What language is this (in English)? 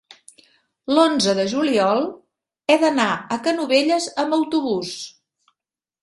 Catalan